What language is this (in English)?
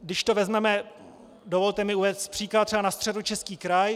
Czech